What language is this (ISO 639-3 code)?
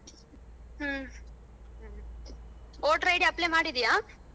kan